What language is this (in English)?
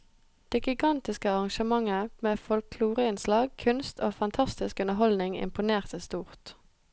Norwegian